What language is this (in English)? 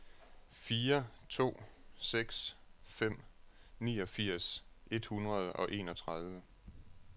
Danish